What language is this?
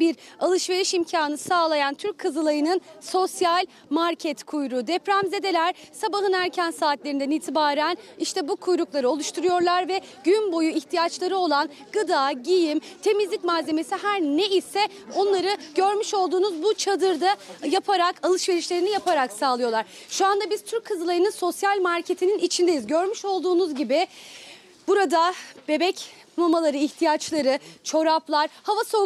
Turkish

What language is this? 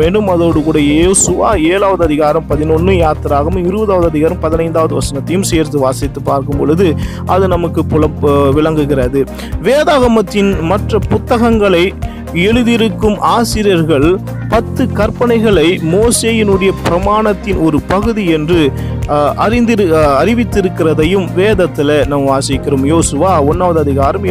Tamil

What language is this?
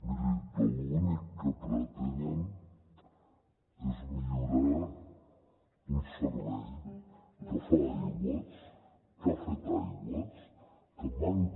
Catalan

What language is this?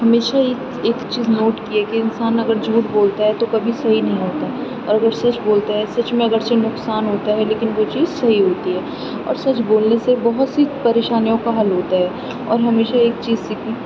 Urdu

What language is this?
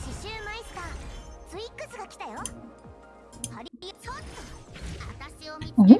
Korean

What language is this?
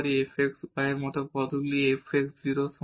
Bangla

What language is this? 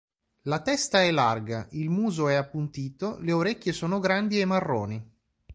Italian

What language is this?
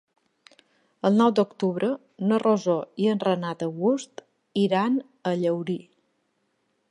Catalan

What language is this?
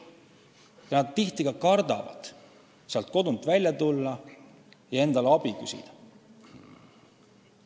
Estonian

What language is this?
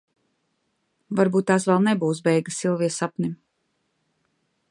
Latvian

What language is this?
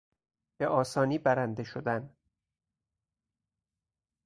Persian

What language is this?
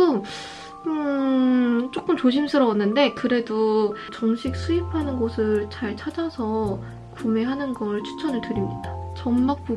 Korean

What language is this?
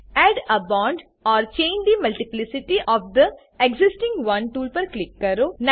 Gujarati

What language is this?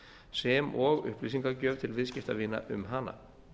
Icelandic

